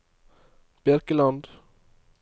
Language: Norwegian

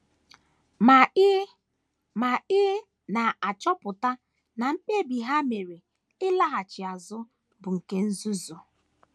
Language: Igbo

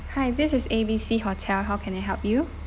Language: English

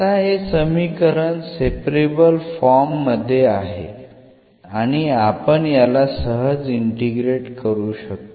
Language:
Marathi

